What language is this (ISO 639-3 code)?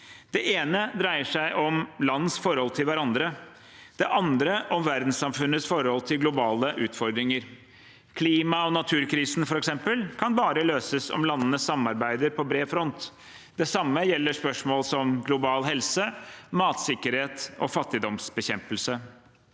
nor